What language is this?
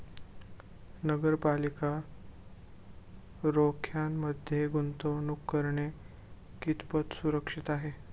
Marathi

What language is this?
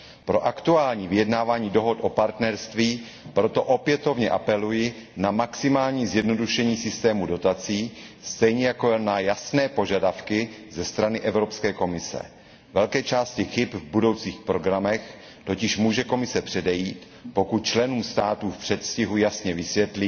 Czech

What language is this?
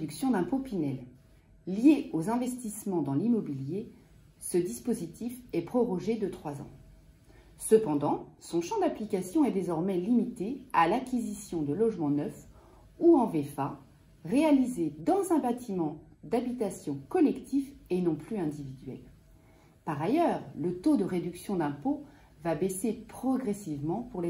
French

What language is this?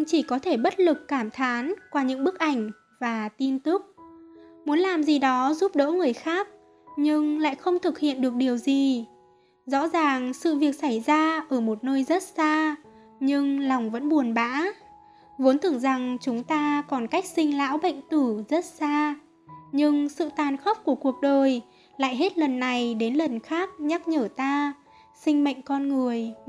Vietnamese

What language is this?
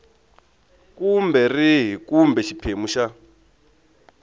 Tsonga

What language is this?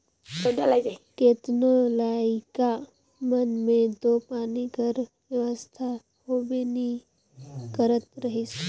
Chhattisgarhi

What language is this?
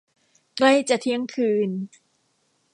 Thai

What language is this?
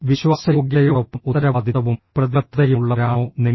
Malayalam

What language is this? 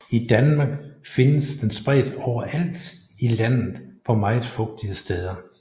Danish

